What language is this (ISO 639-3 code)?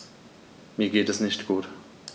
deu